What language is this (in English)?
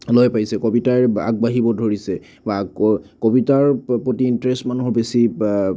Assamese